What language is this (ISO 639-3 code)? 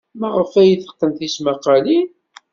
kab